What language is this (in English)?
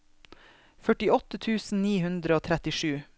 Norwegian